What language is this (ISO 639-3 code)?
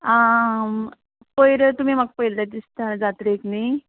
kok